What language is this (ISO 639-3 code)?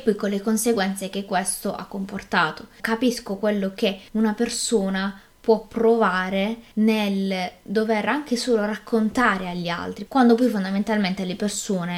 ita